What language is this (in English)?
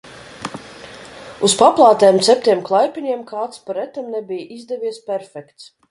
Latvian